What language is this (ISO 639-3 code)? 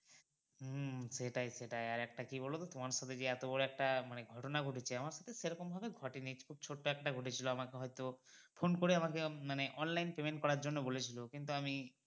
ben